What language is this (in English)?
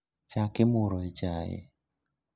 Luo (Kenya and Tanzania)